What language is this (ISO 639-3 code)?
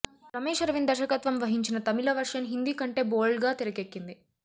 tel